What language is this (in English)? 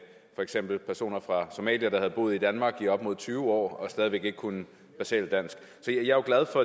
Danish